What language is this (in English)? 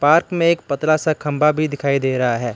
Hindi